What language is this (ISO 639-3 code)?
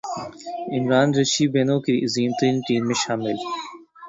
urd